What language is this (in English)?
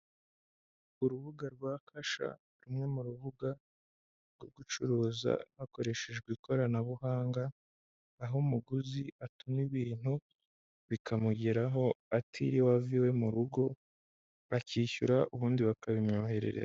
Kinyarwanda